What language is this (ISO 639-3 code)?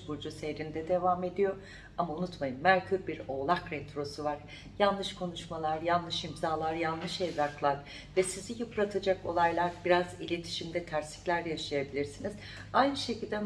tur